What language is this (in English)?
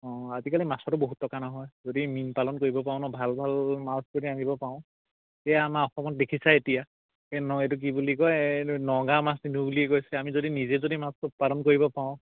Assamese